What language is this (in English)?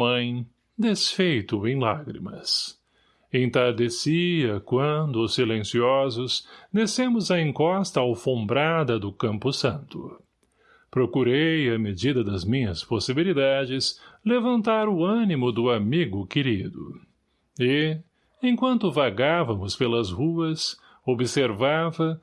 Portuguese